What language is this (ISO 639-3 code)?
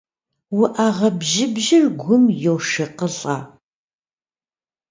kbd